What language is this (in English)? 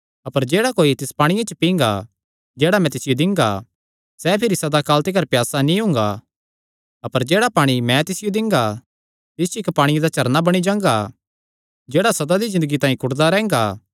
Kangri